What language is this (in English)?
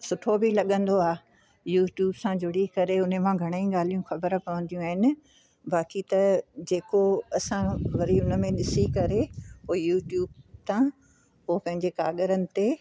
Sindhi